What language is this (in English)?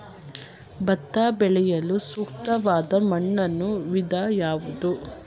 Kannada